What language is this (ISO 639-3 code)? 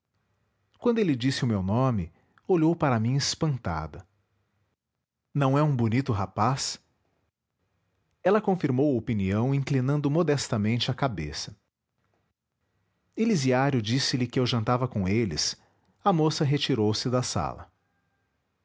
por